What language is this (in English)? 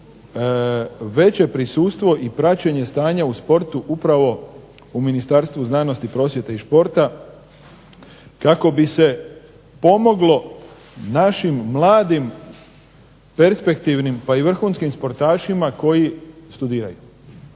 Croatian